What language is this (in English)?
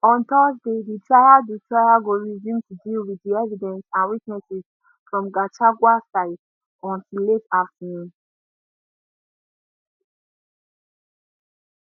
Nigerian Pidgin